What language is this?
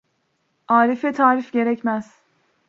Turkish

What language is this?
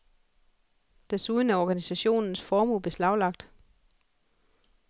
Danish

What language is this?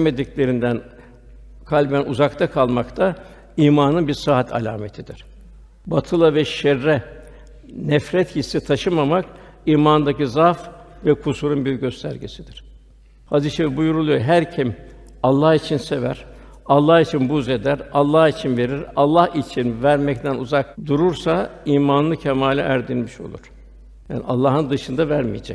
Turkish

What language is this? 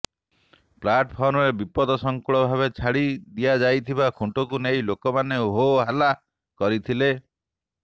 Odia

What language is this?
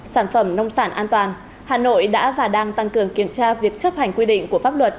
Vietnamese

